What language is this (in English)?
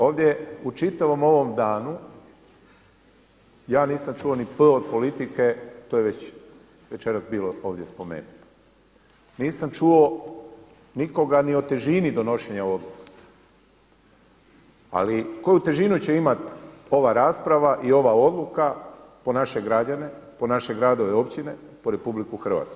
Croatian